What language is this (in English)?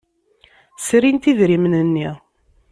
Kabyle